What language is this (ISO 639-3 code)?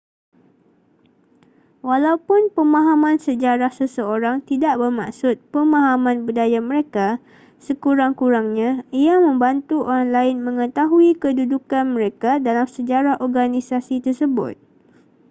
msa